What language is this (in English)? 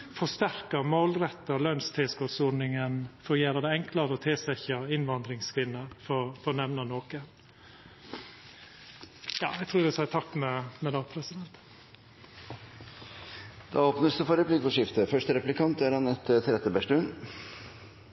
Norwegian